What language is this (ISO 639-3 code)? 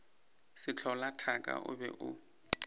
nso